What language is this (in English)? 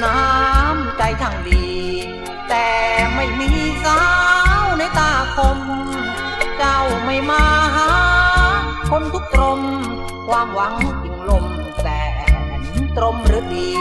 Thai